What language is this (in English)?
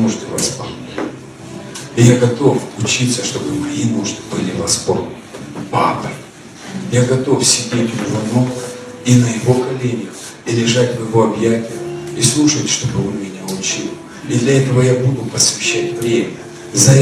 Russian